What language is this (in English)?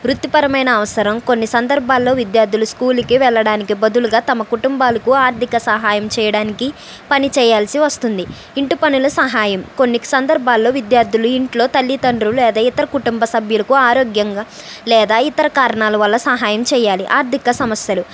Telugu